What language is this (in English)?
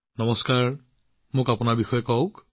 Assamese